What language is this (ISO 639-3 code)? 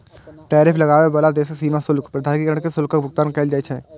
mai